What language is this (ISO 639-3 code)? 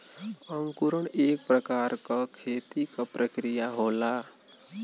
bho